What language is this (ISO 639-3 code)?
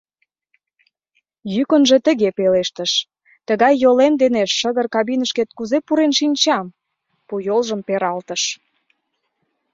chm